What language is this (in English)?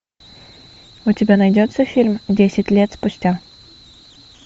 Russian